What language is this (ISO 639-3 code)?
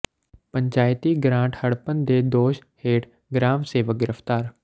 pan